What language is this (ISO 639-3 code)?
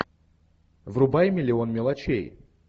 rus